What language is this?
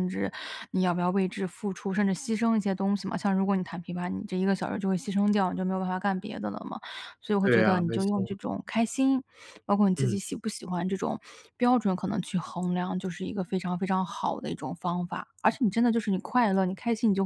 Chinese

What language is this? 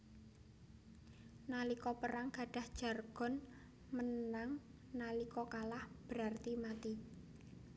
Javanese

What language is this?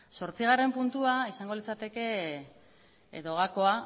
Basque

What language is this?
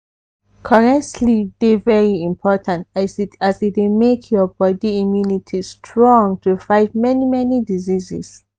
Nigerian Pidgin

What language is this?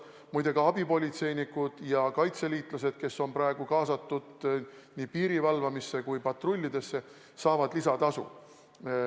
Estonian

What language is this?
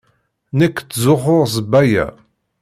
Kabyle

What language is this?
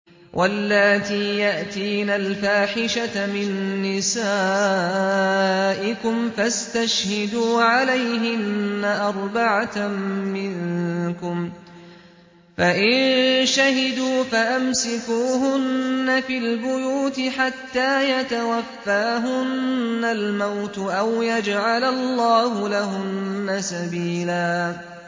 Arabic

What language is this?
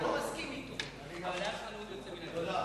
Hebrew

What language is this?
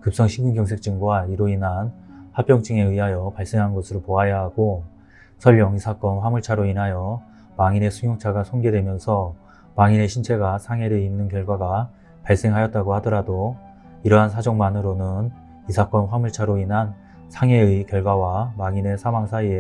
Korean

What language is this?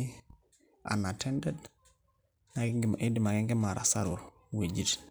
Masai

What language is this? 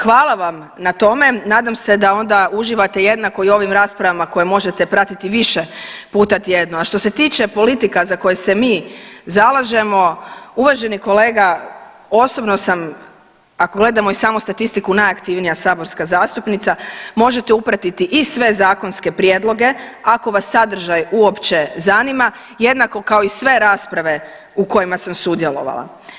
Croatian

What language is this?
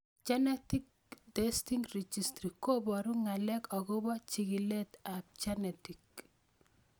Kalenjin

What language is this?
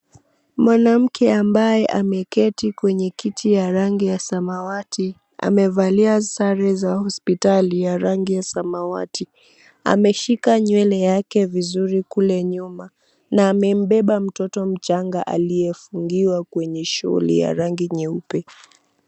Swahili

